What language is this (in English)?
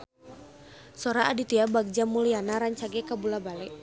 Sundanese